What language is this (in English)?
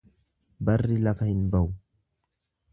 Oromo